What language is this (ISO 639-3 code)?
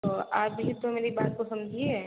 hin